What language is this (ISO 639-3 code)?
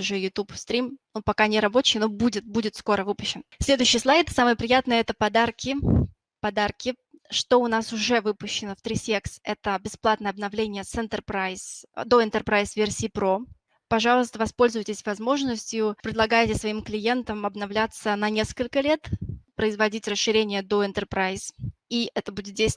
rus